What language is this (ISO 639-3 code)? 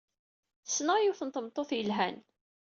kab